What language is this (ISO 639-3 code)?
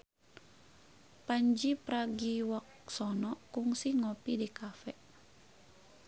sun